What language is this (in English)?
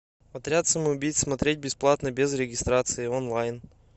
Russian